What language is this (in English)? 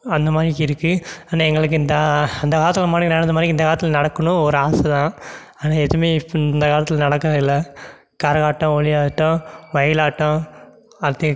Tamil